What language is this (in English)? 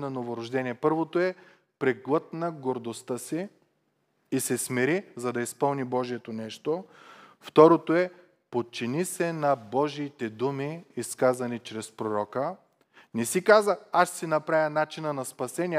Bulgarian